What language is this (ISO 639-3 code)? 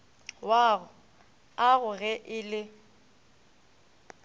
nso